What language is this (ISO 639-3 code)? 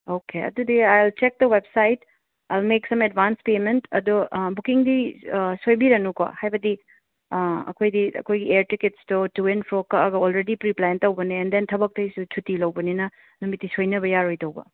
mni